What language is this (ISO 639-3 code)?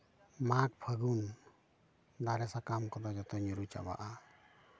sat